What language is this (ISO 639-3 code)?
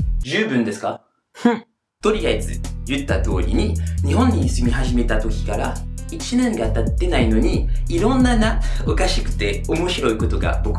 jpn